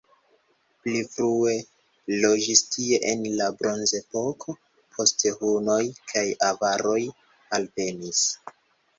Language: Esperanto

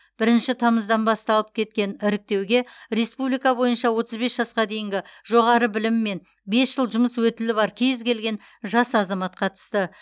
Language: Kazakh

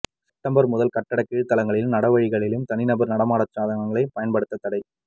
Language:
Tamil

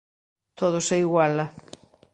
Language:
Galician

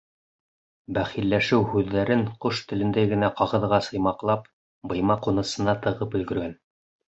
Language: Bashkir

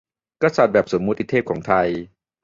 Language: Thai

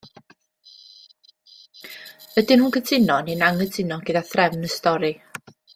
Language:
Welsh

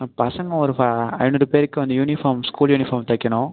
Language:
Tamil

